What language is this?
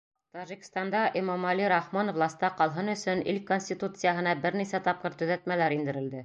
Bashkir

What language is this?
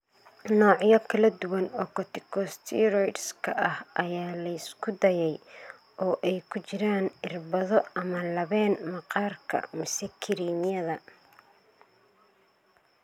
Somali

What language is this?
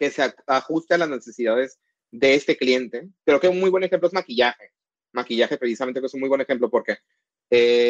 Spanish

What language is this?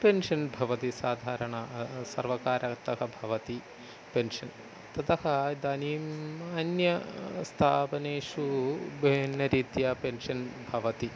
Sanskrit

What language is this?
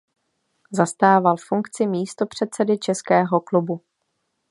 Czech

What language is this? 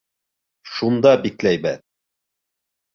Bashkir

